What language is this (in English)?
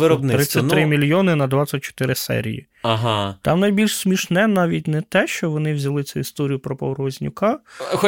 Ukrainian